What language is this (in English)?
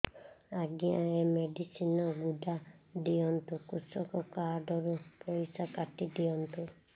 Odia